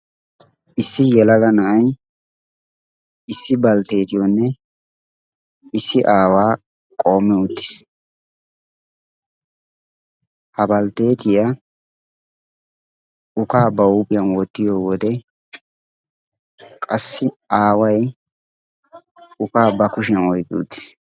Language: Wolaytta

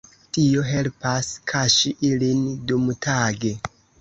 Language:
Esperanto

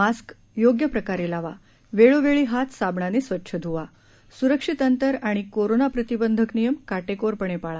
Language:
Marathi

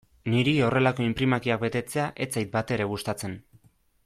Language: Basque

